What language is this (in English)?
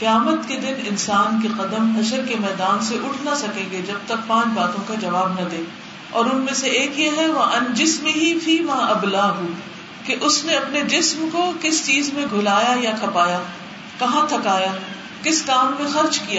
Urdu